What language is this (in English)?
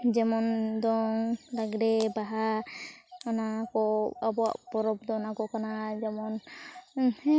Santali